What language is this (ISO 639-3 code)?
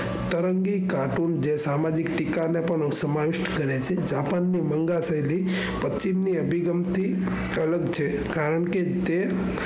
guj